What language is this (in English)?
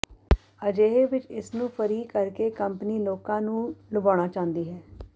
Punjabi